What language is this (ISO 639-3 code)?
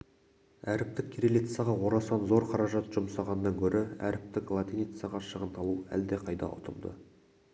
kaz